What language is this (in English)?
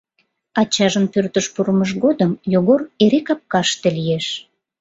Mari